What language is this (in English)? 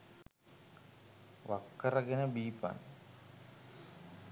Sinhala